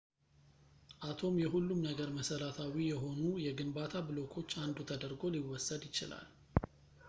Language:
Amharic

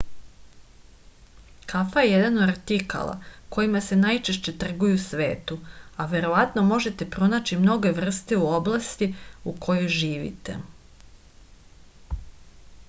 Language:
Serbian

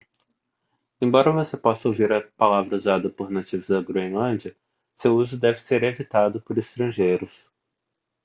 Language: Portuguese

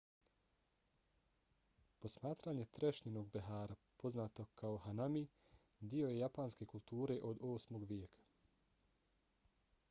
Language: Bosnian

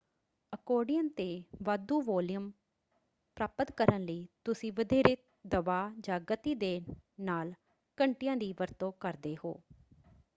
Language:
Punjabi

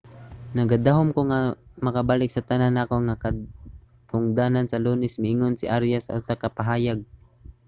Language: Cebuano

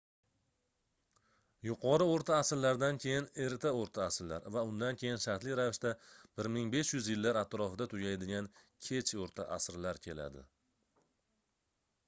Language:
Uzbek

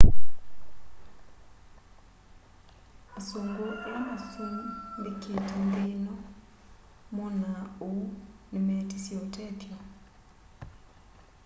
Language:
Kamba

